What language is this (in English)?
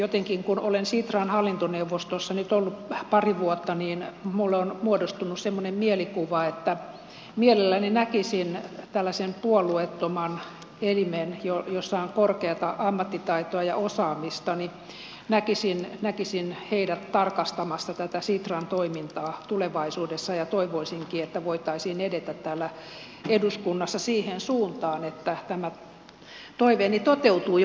Finnish